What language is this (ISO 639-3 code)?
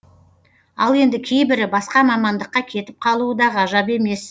kaz